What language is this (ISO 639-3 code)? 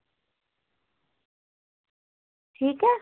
doi